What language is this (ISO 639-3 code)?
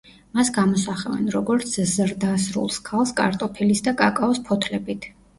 kat